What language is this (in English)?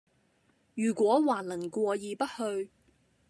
Cantonese